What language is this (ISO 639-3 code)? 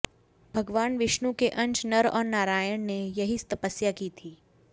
hin